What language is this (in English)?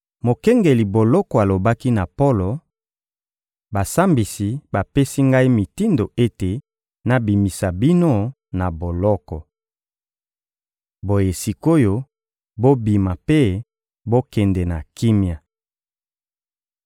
Lingala